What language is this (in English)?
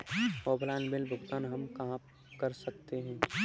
Hindi